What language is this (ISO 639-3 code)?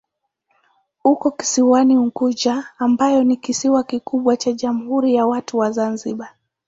swa